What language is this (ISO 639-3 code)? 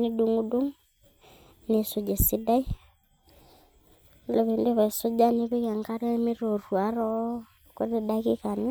mas